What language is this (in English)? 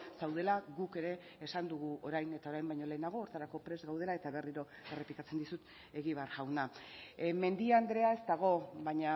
Basque